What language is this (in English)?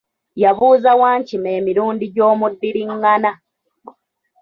Ganda